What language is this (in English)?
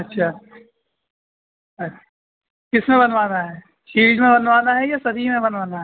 Urdu